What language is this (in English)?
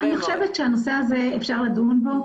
Hebrew